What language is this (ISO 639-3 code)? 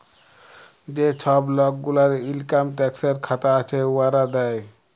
ben